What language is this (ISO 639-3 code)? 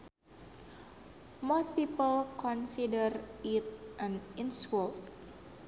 sun